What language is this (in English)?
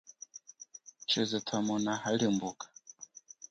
Chokwe